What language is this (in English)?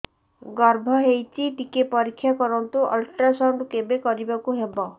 Odia